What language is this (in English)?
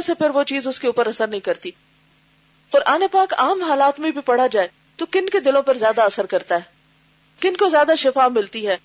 Urdu